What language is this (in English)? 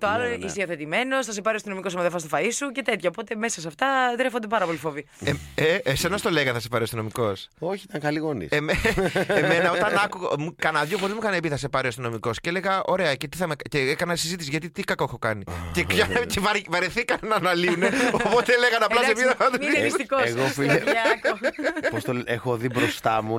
Greek